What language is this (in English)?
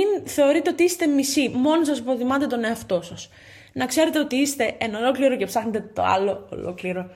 Greek